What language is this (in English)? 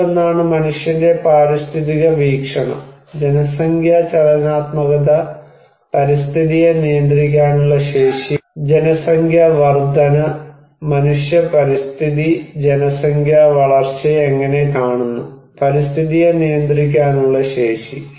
Malayalam